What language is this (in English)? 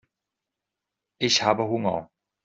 German